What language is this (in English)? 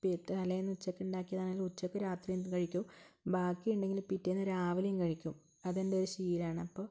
Malayalam